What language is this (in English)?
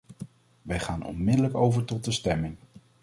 Dutch